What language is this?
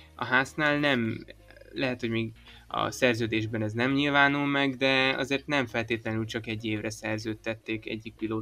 Hungarian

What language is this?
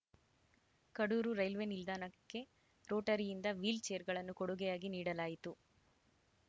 Kannada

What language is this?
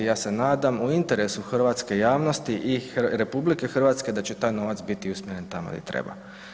Croatian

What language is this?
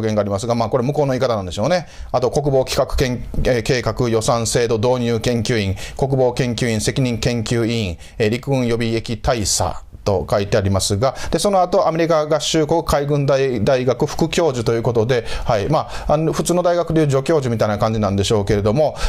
Japanese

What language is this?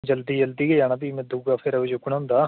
Dogri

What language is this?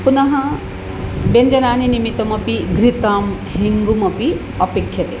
Sanskrit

